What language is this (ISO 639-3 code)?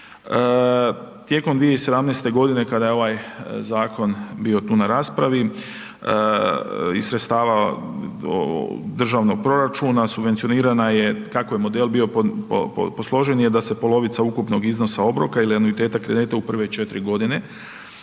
hrv